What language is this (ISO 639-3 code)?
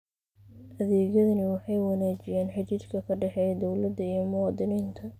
som